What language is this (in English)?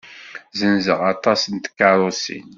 Kabyle